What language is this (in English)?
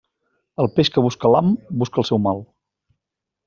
Catalan